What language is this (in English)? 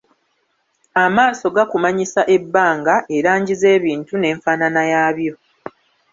Ganda